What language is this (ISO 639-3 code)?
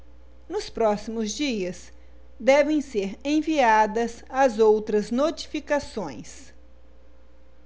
por